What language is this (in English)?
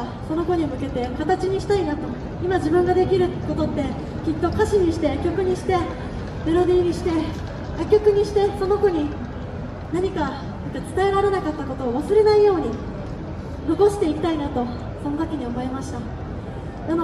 Japanese